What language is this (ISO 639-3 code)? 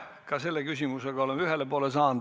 est